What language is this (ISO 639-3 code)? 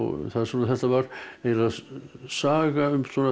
isl